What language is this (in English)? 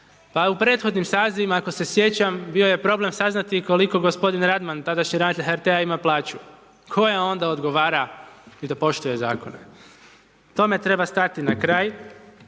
Croatian